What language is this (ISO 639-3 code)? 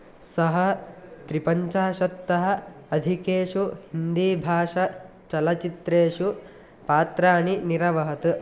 san